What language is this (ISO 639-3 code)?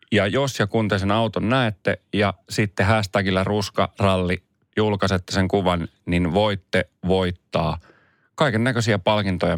fin